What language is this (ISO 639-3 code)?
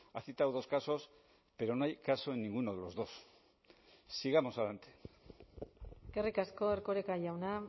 spa